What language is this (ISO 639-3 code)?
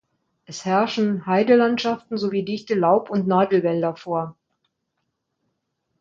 deu